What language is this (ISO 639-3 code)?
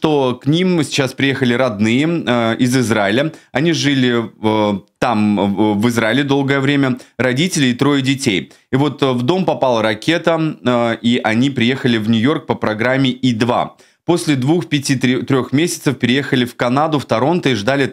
rus